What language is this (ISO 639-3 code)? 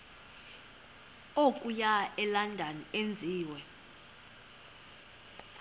xho